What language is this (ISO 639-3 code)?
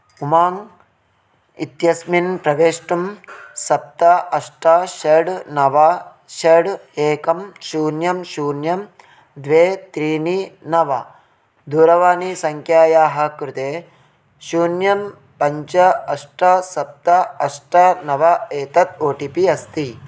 san